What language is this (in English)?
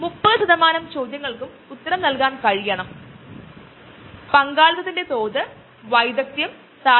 Malayalam